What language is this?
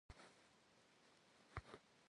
Kabardian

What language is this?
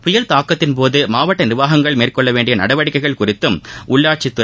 Tamil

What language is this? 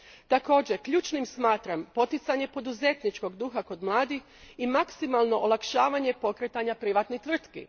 Croatian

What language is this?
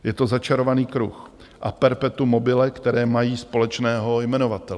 Czech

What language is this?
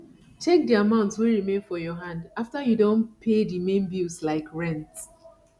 Nigerian Pidgin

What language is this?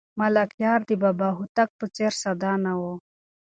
Pashto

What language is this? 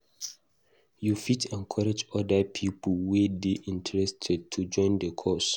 Nigerian Pidgin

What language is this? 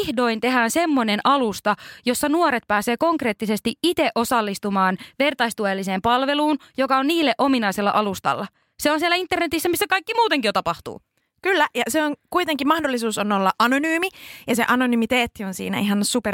Finnish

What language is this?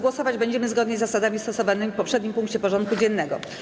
Polish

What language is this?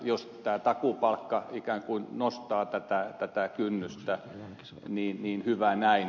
Finnish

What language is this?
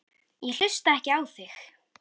Icelandic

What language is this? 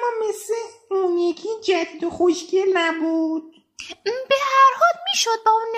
Persian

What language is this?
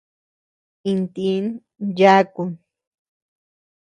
Tepeuxila Cuicatec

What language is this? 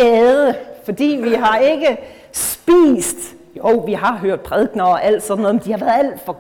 Danish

